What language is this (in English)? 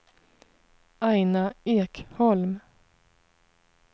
Swedish